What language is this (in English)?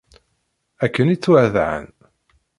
Kabyle